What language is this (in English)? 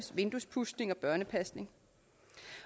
Danish